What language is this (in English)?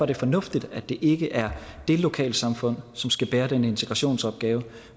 Danish